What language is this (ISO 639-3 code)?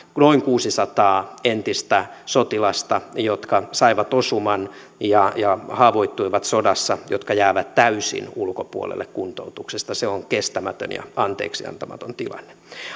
fin